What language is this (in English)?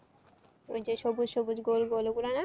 Bangla